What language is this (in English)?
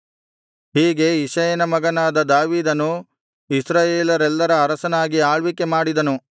Kannada